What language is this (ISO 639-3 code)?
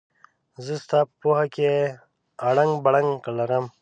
pus